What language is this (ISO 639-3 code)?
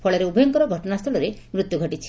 ori